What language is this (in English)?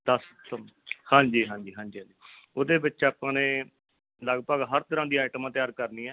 Punjabi